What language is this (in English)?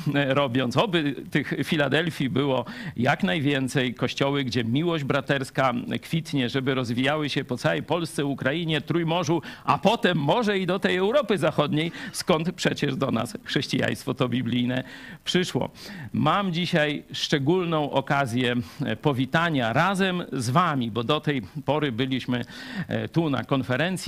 Polish